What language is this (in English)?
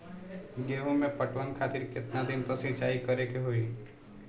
Bhojpuri